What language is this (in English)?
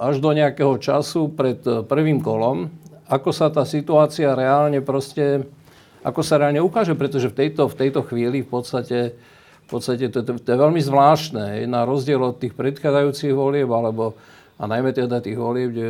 Slovak